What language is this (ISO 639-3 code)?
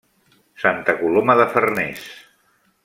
cat